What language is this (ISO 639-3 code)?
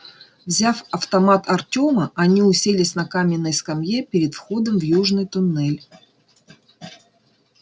rus